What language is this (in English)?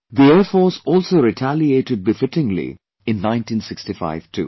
English